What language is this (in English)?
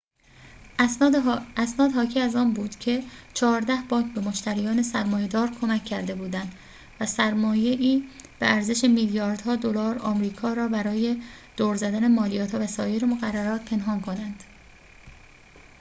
Persian